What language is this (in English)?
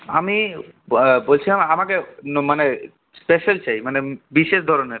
Bangla